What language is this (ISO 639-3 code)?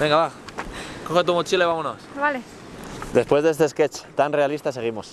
spa